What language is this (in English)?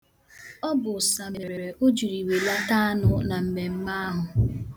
Igbo